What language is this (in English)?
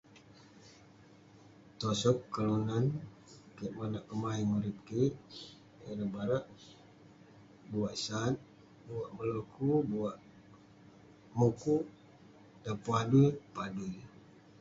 Western Penan